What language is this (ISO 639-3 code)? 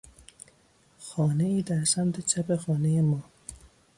fas